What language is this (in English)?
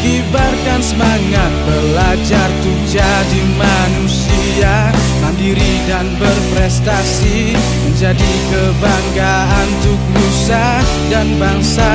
Indonesian